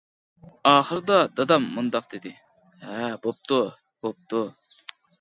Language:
Uyghur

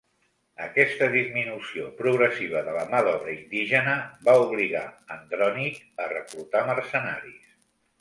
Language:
Catalan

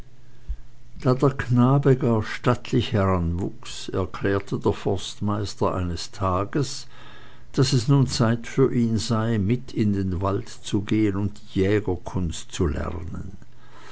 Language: German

